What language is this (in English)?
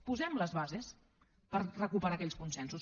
Catalan